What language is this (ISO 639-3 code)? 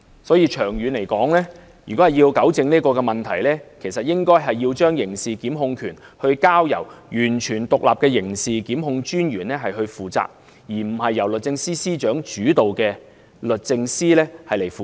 yue